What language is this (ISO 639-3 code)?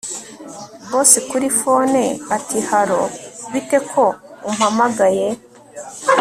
kin